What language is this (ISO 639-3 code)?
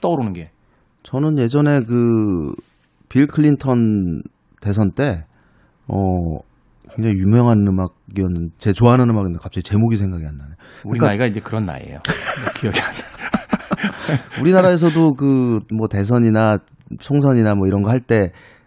kor